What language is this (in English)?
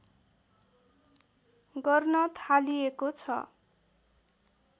Nepali